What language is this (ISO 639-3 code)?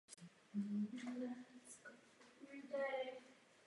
ces